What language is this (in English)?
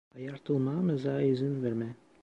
Turkish